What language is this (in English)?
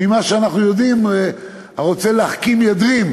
Hebrew